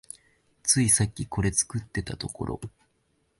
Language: Japanese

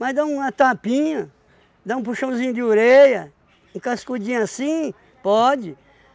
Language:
Portuguese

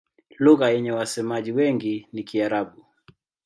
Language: Swahili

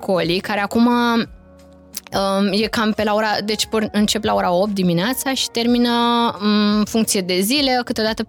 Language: Romanian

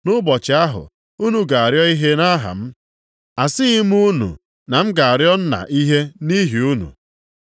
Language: Igbo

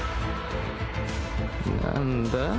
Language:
Japanese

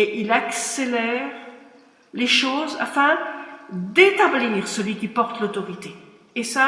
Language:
French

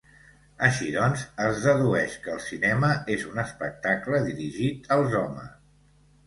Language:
Catalan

